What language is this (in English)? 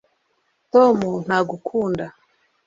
Kinyarwanda